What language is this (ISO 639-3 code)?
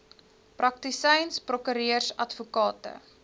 afr